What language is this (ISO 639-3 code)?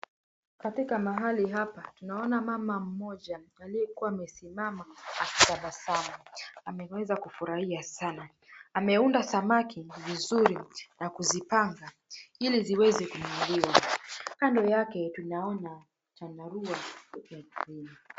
swa